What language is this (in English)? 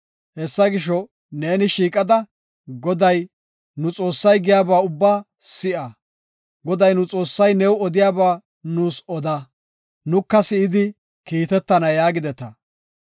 Gofa